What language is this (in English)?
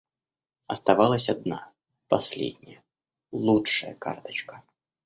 Russian